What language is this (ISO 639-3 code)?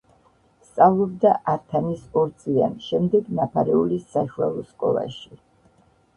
kat